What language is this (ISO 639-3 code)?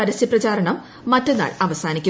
mal